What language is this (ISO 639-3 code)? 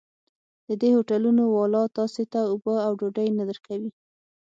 pus